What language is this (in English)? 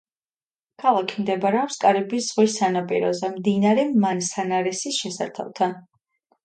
Georgian